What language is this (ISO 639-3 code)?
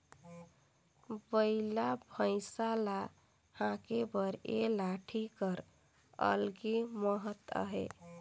hne